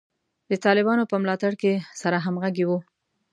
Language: Pashto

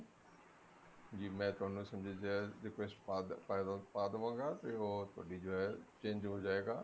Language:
Punjabi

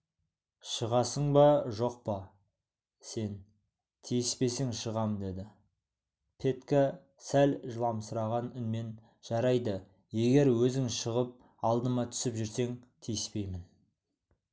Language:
Kazakh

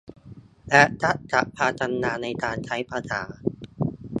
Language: Thai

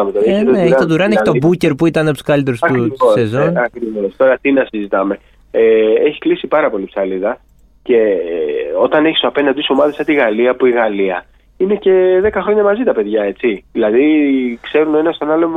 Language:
Greek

